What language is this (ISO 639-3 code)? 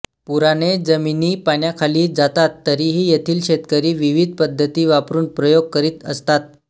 mar